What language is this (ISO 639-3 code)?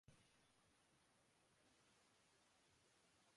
urd